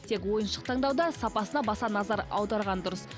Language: Kazakh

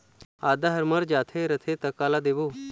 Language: Chhattisgarhi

